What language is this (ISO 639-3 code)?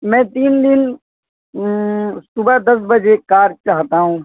urd